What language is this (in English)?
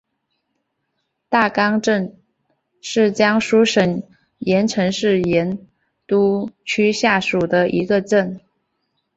Chinese